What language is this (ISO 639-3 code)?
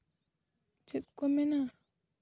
sat